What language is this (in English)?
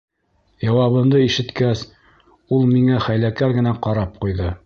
Bashkir